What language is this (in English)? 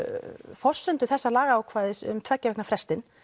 Icelandic